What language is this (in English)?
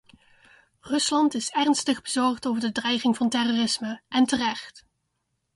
Dutch